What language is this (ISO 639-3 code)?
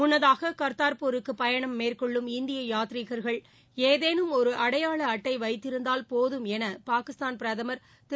tam